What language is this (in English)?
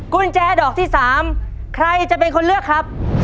Thai